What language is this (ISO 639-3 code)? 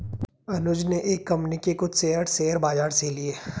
hin